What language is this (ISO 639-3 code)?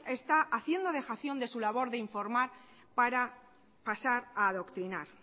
spa